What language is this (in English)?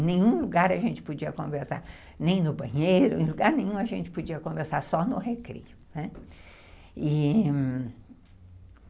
Portuguese